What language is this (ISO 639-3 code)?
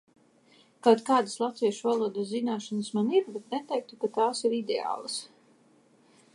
lav